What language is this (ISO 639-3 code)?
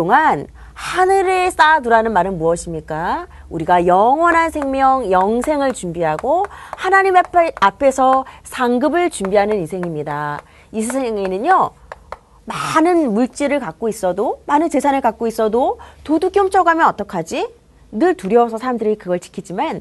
kor